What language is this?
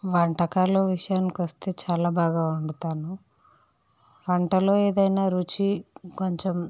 Telugu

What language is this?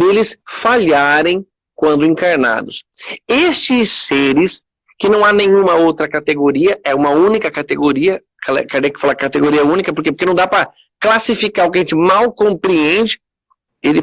Portuguese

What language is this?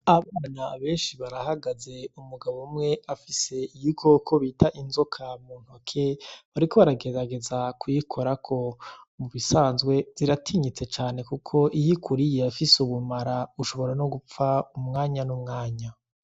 Rundi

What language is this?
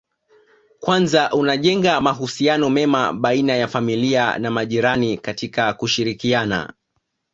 Swahili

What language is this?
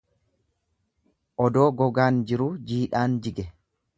Oromo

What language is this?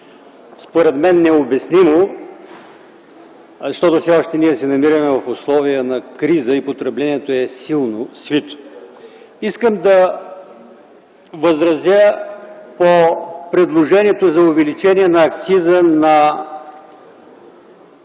Bulgarian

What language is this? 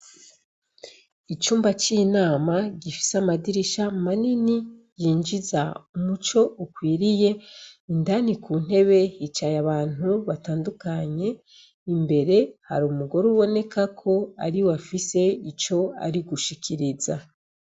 Rundi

